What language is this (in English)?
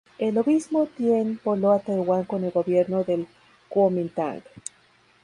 Spanish